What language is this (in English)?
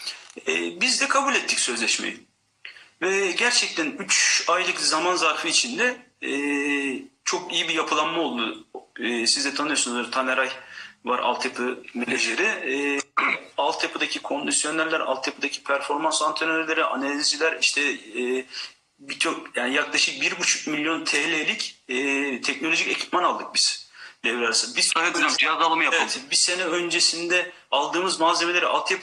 Turkish